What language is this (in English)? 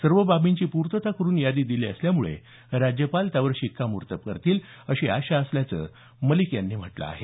Marathi